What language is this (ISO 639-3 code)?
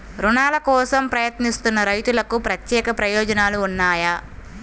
tel